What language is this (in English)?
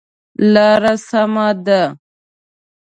Pashto